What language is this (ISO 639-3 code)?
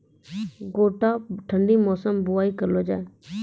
mai